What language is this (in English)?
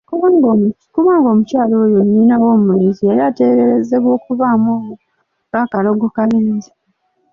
Ganda